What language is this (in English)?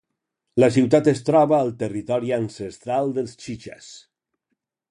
Catalan